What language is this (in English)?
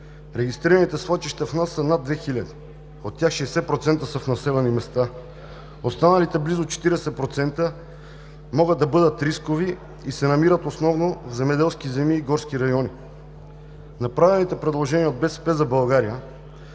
Bulgarian